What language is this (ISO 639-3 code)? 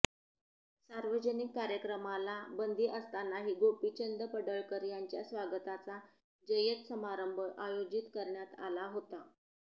mar